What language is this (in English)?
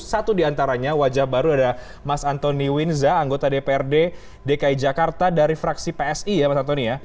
Indonesian